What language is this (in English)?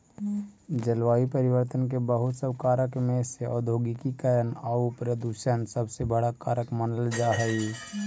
Magahi